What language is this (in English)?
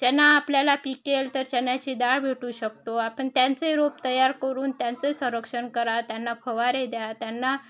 Marathi